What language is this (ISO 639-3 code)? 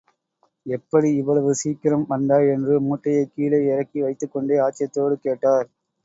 tam